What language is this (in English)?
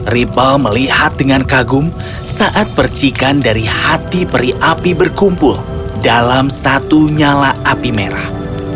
Indonesian